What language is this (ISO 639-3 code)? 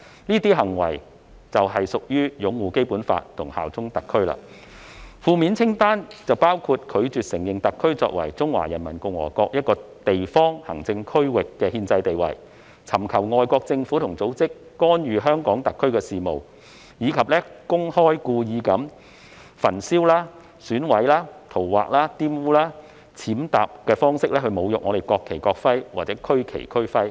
yue